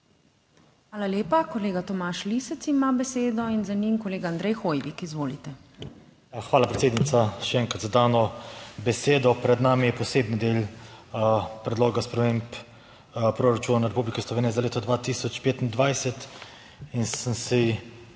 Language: Slovenian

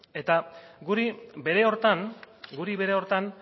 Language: Basque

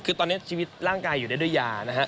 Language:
Thai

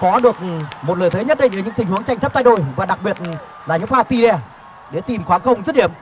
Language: Vietnamese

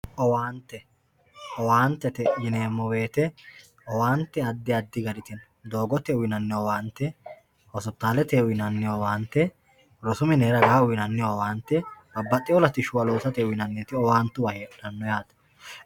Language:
Sidamo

